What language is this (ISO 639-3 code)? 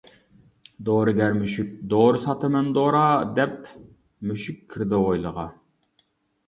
uig